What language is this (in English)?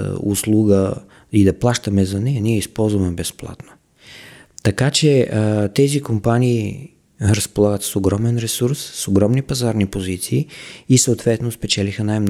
Bulgarian